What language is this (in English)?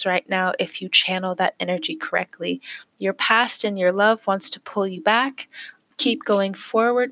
English